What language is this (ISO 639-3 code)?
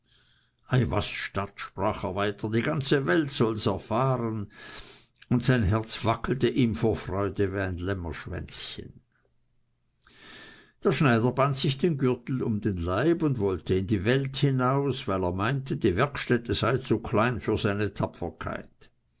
deu